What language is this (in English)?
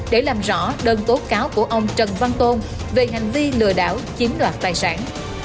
Vietnamese